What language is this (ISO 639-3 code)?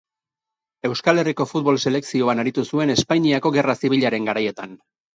eus